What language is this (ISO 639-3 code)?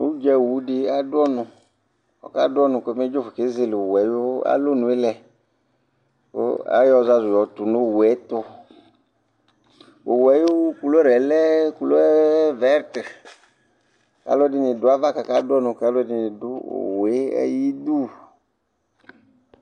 kpo